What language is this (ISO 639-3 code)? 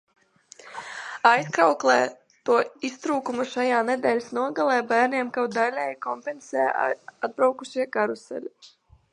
lav